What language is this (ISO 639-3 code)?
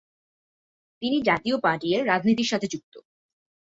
ben